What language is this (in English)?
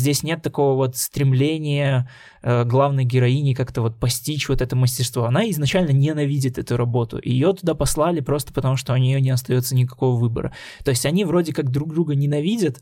Russian